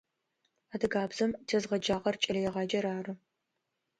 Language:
Adyghe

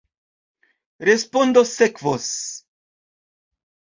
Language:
Esperanto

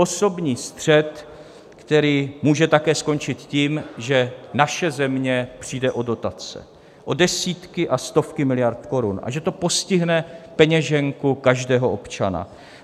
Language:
Czech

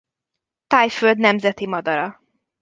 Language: Hungarian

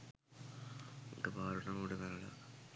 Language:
Sinhala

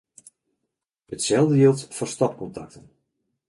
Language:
Western Frisian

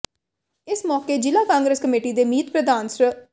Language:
Punjabi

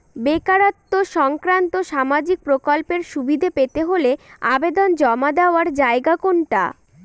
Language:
Bangla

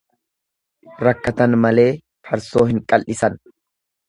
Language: Oromo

